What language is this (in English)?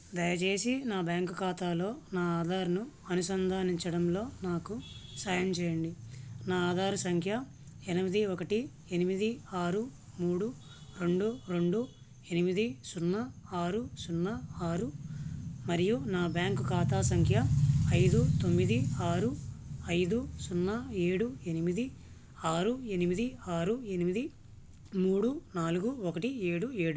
Telugu